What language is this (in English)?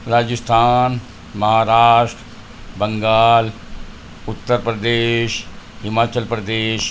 Urdu